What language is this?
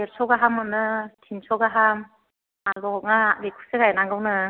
Bodo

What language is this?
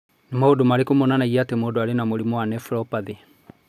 Kikuyu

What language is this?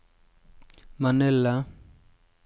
Norwegian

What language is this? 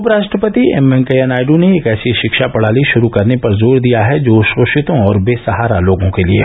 Hindi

